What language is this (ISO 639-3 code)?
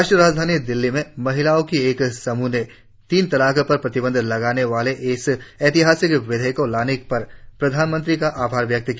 hin